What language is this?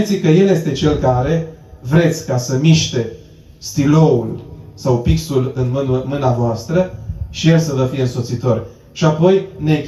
Romanian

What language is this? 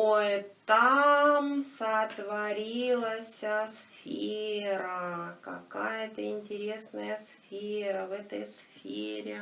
Russian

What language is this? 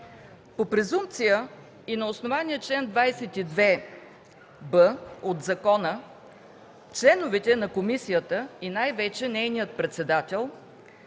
Bulgarian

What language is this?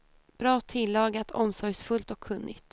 Swedish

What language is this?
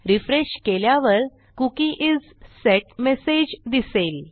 Marathi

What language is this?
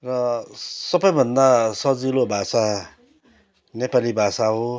Nepali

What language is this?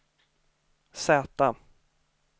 Swedish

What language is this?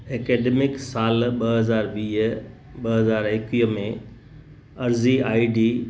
Sindhi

